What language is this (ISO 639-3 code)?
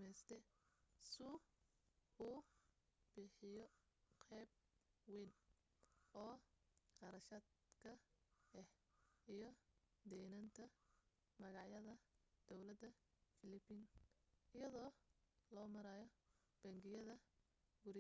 som